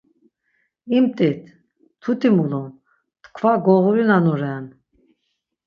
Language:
Laz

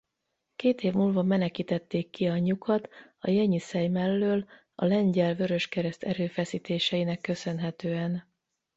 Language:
Hungarian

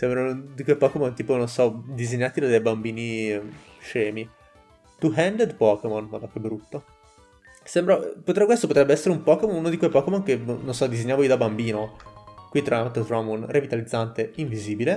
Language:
Italian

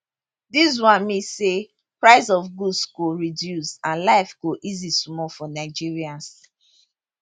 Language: Nigerian Pidgin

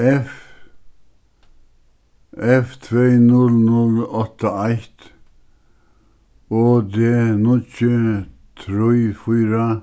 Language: Faroese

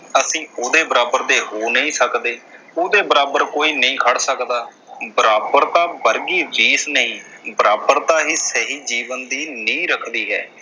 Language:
Punjabi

